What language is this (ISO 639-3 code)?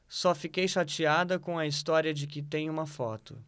por